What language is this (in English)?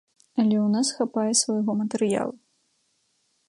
Belarusian